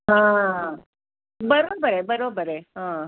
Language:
Marathi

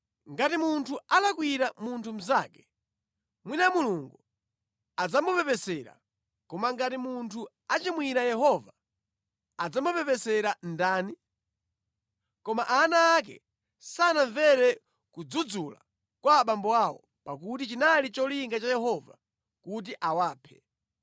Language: Nyanja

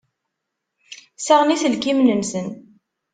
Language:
Kabyle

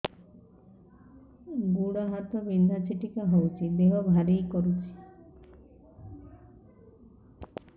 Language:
Odia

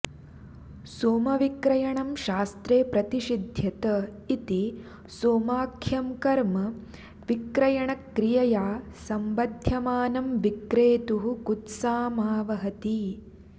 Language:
Sanskrit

